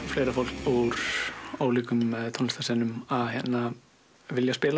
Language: Icelandic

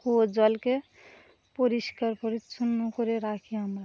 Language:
Bangla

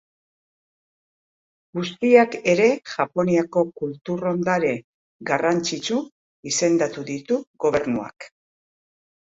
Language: Basque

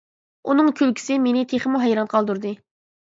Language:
Uyghur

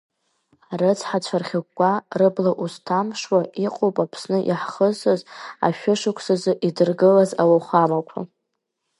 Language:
Abkhazian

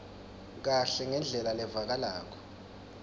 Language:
Swati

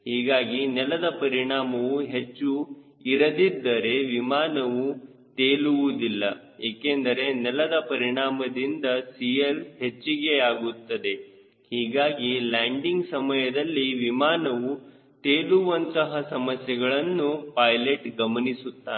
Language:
Kannada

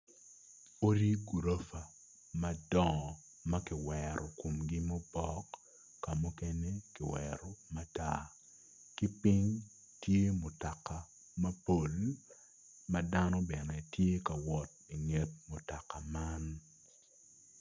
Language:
Acoli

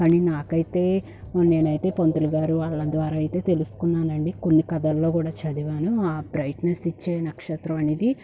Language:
Telugu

